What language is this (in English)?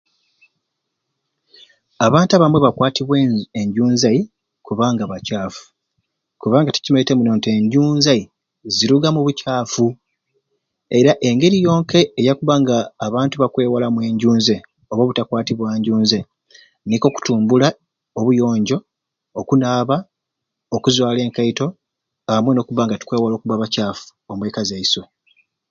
Ruuli